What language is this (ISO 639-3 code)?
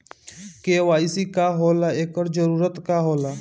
bho